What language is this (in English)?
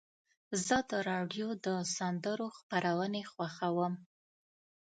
Pashto